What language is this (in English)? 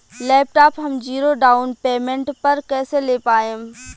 Bhojpuri